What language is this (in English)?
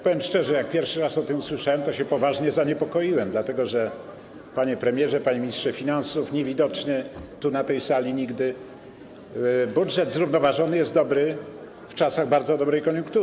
Polish